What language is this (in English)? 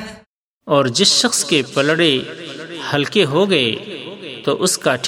Urdu